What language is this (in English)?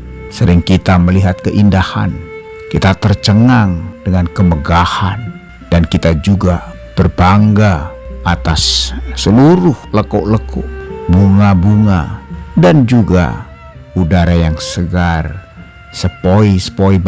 Indonesian